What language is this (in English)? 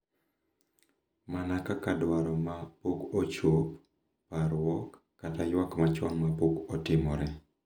Luo (Kenya and Tanzania)